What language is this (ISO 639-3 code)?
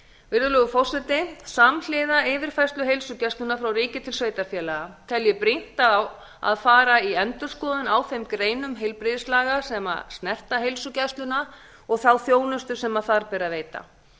isl